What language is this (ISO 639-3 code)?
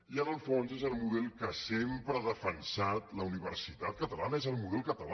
cat